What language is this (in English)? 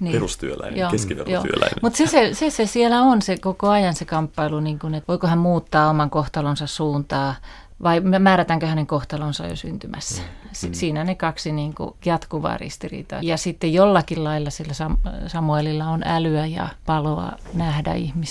Finnish